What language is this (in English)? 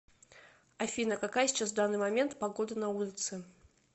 Russian